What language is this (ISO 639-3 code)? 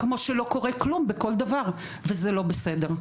heb